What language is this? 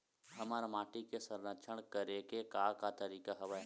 Chhattisgarhi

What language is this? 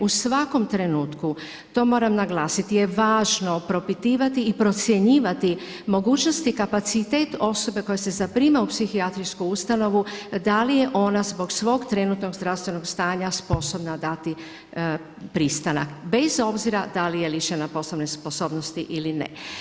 Croatian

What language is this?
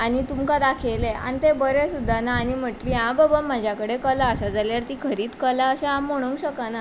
Konkani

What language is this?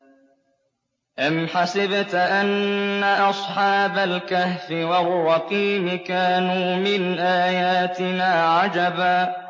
Arabic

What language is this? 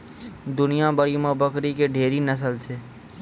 Maithili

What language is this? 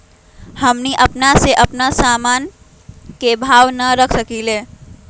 Magahi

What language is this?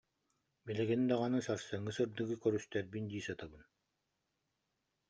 Yakut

